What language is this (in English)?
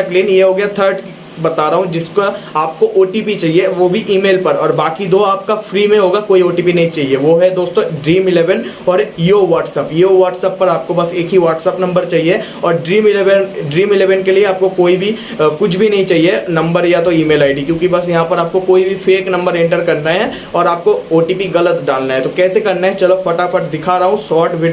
Hindi